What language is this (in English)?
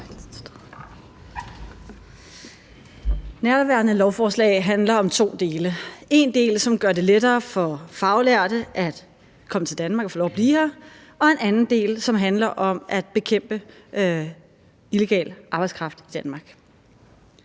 Danish